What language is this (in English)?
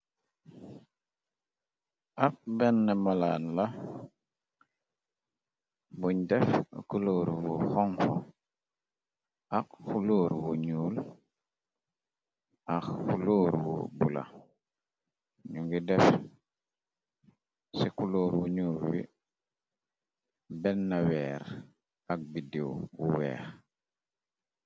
Wolof